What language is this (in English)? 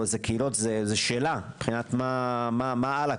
Hebrew